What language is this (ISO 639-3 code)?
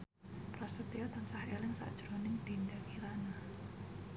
jav